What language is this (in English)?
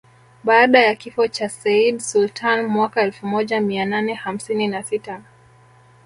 Swahili